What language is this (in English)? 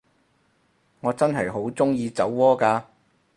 Cantonese